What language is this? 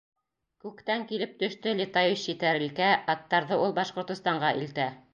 Bashkir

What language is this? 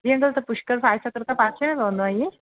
Sindhi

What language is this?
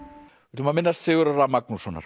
Icelandic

